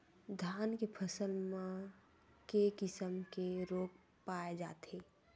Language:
Chhattisgarhi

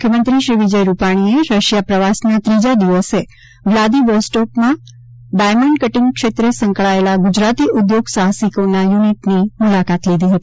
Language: Gujarati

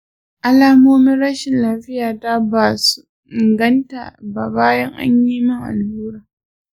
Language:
Hausa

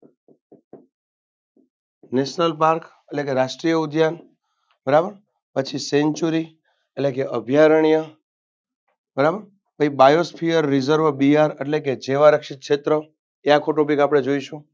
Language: Gujarati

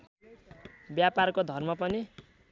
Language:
Nepali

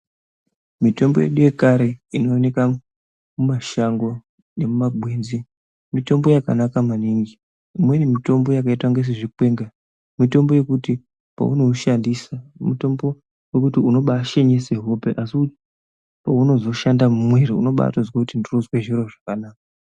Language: Ndau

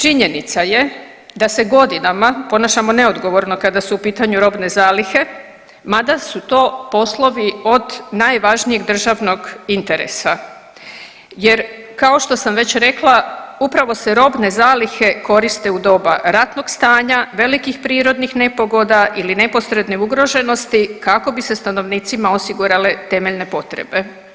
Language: Croatian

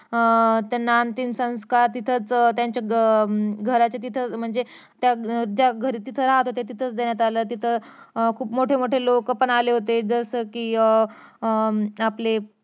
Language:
Marathi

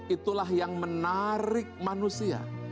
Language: Indonesian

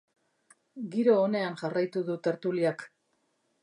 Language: Basque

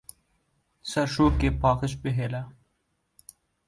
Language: Kurdish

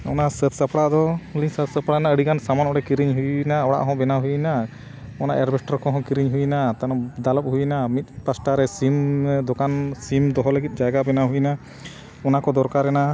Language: Santali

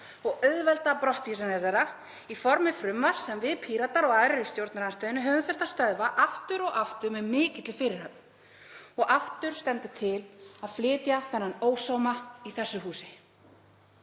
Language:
Icelandic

